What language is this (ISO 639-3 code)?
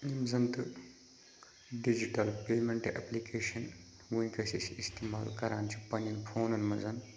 kas